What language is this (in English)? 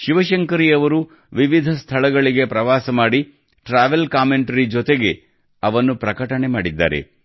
Kannada